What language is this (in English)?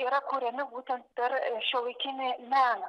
Lithuanian